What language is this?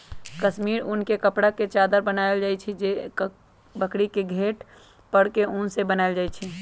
Magahi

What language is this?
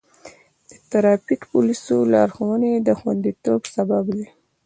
Pashto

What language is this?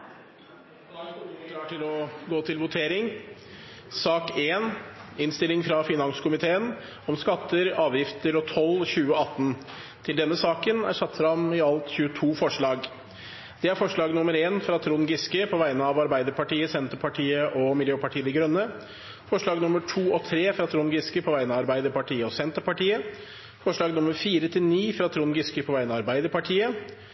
Norwegian Nynorsk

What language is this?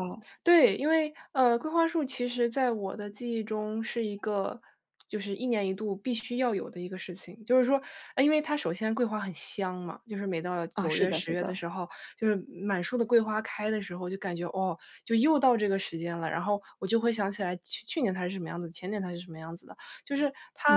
Chinese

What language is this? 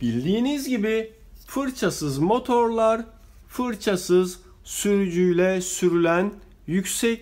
Turkish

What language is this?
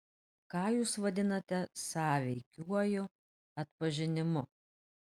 Lithuanian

